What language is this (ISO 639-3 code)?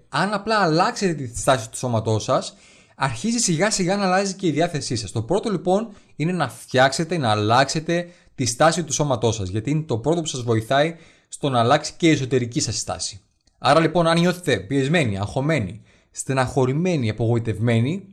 ell